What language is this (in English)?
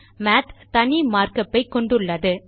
Tamil